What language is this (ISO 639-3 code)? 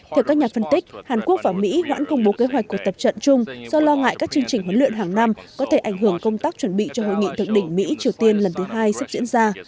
vie